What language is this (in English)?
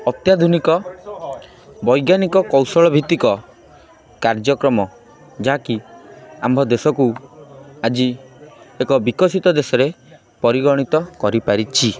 Odia